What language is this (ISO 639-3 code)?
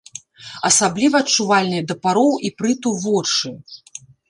bel